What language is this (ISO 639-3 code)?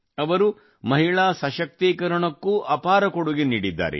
kan